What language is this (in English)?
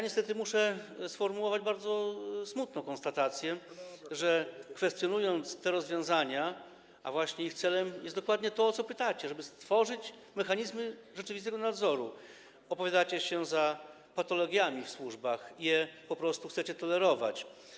Polish